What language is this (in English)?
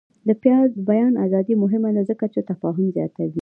Pashto